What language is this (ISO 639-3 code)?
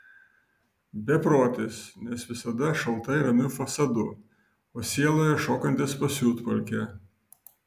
lit